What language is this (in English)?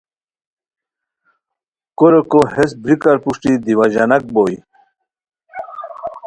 Khowar